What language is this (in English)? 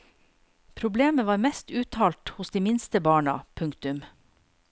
Norwegian